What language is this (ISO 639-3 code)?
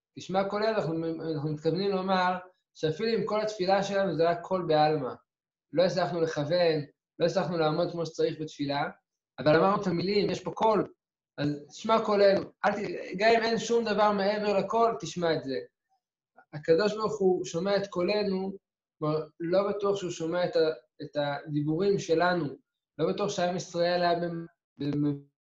heb